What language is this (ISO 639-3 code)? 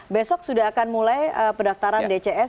ind